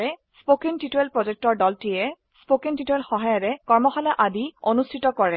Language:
Assamese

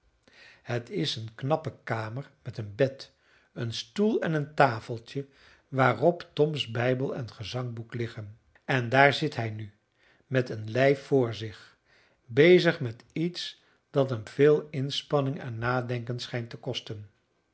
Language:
Dutch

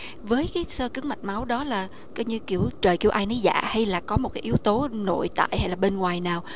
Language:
Vietnamese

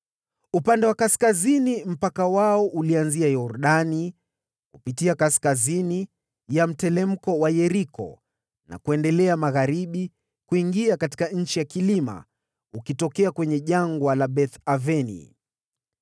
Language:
Swahili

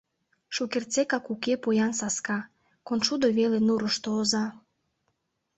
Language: Mari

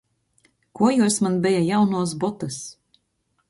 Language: Latgalian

